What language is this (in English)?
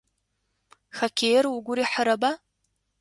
Adyghe